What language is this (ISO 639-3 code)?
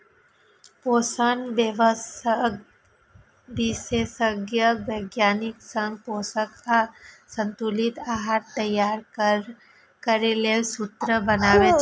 mai